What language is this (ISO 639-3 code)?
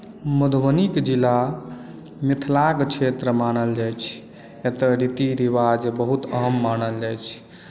mai